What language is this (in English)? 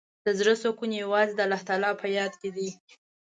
Pashto